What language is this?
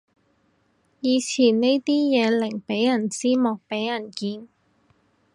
Cantonese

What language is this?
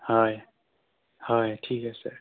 Assamese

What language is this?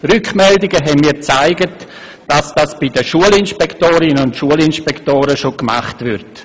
Swiss German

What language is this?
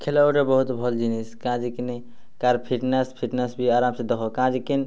Odia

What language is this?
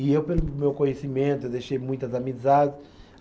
Portuguese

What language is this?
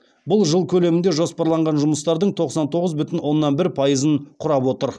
Kazakh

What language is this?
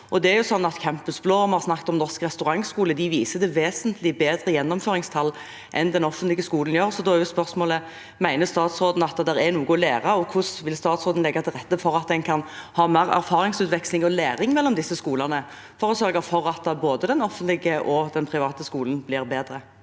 Norwegian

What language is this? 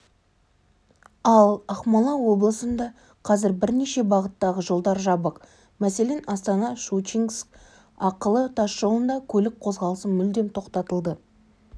Kazakh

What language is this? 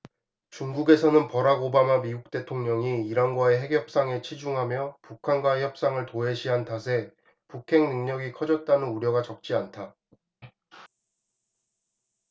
Korean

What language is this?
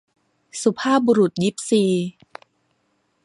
Thai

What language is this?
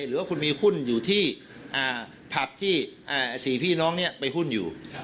Thai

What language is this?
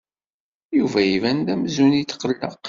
Kabyle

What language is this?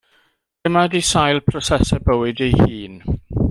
Welsh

